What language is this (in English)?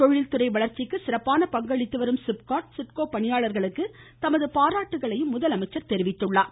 Tamil